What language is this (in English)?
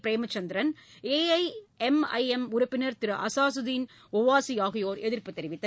Tamil